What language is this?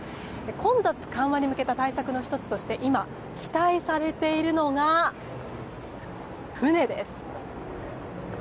Japanese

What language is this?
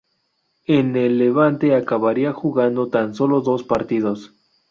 Spanish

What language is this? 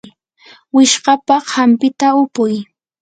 Yanahuanca Pasco Quechua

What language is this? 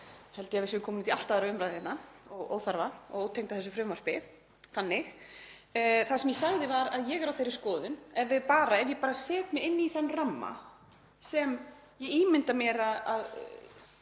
Icelandic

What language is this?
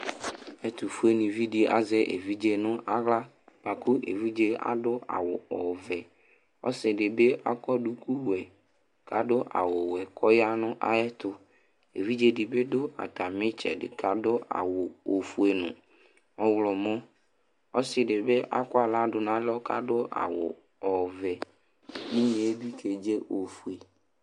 Ikposo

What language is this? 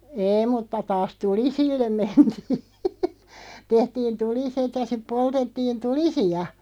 Finnish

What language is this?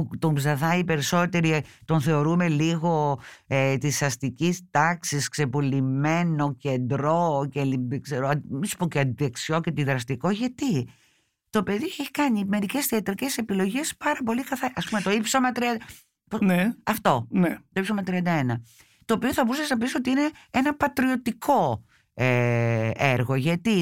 Greek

